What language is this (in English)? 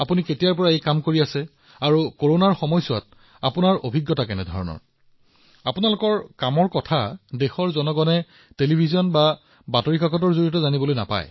Assamese